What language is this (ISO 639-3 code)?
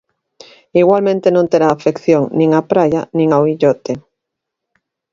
glg